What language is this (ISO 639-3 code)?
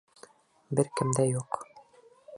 bak